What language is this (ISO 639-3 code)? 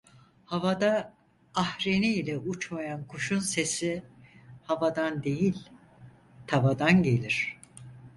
tur